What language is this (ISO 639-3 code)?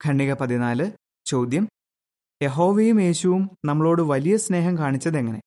mal